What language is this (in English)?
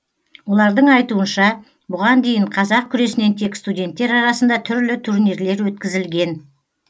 Kazakh